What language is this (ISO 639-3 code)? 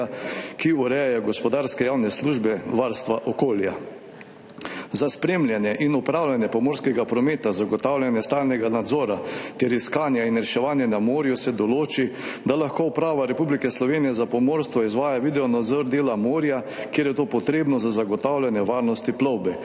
slv